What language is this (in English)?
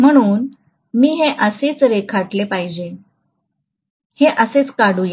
Marathi